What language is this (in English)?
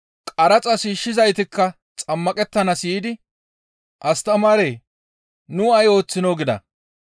Gamo